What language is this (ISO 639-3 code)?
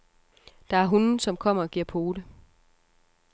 dan